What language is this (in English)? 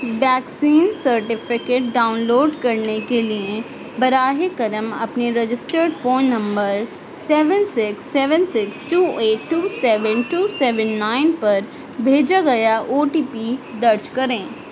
Urdu